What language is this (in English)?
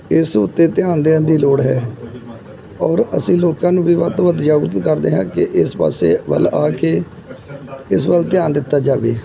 Punjabi